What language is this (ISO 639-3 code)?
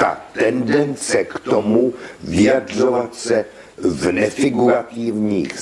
ces